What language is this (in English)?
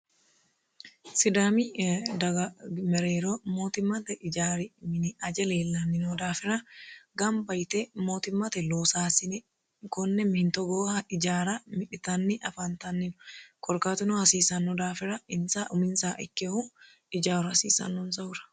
Sidamo